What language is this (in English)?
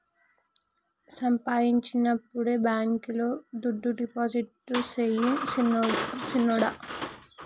Telugu